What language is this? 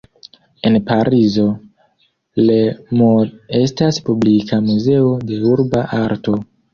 Esperanto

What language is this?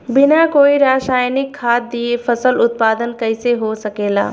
Bhojpuri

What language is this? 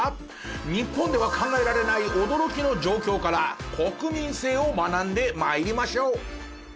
Japanese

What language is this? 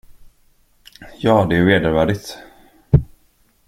Swedish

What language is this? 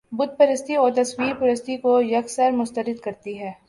Urdu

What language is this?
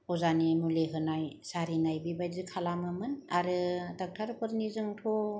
Bodo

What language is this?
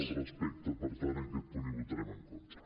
Catalan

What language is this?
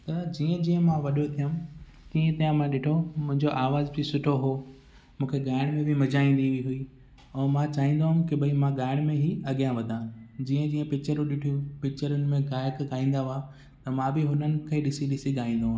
Sindhi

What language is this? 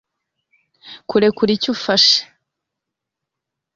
Kinyarwanda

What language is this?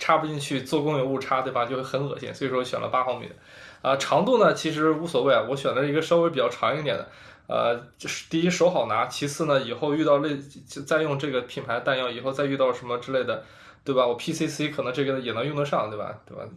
Chinese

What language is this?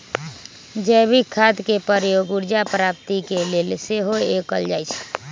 Magahi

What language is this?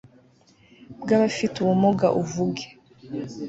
Kinyarwanda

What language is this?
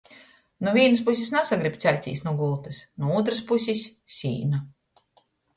Latgalian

